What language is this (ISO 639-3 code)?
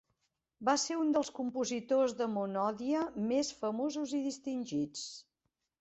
cat